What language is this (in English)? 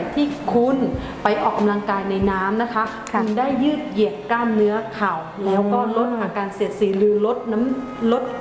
Thai